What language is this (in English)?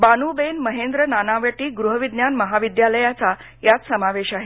Marathi